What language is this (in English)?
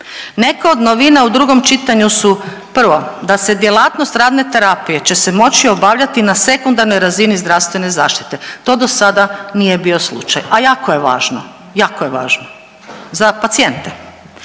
Croatian